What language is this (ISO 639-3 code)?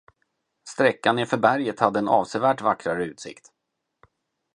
swe